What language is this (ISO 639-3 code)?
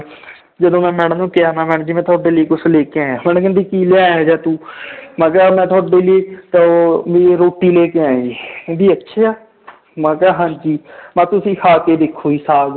pan